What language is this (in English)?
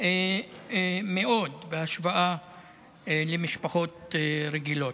Hebrew